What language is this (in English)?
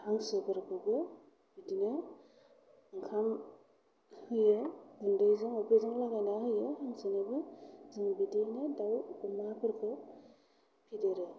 Bodo